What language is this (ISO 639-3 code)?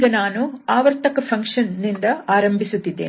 kan